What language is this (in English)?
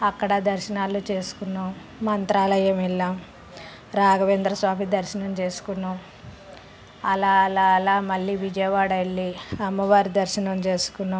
Telugu